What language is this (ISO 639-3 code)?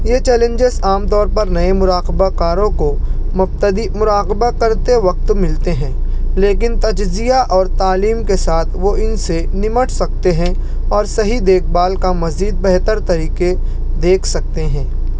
urd